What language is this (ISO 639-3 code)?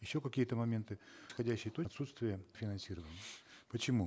kaz